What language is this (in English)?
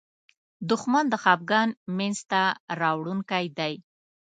Pashto